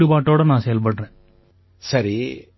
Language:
Tamil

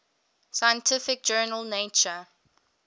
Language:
English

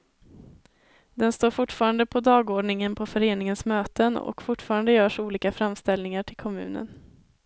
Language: Swedish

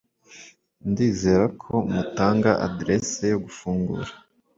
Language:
Kinyarwanda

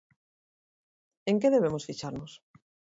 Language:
Galician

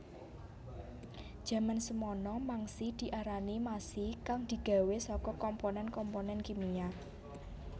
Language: Javanese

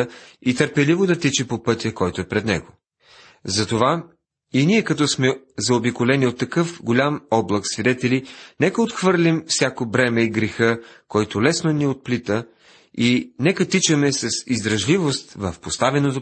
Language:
Bulgarian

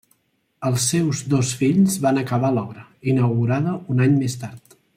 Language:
Catalan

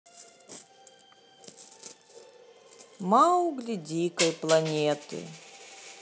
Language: Russian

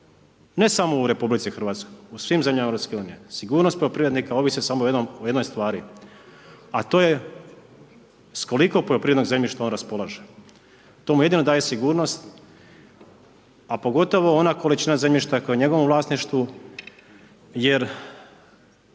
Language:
Croatian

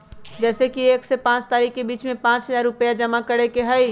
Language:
Magahi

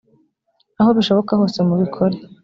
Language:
Kinyarwanda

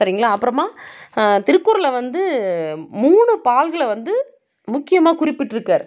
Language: Tamil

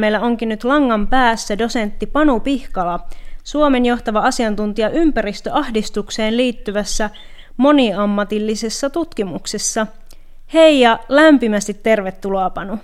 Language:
Finnish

